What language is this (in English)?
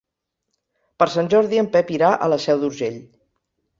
Catalan